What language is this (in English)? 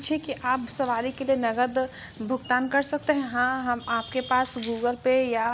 Hindi